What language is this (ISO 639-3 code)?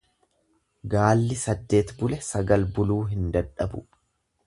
orm